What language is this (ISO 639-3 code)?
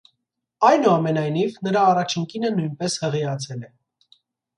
hye